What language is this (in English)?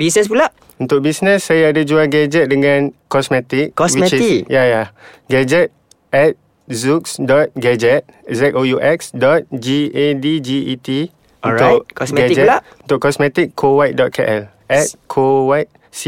Malay